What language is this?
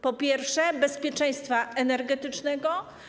Polish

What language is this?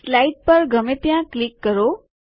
Gujarati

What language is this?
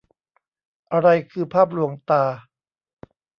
Thai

